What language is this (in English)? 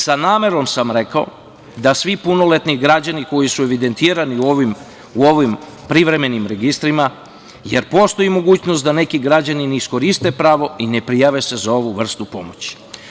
Serbian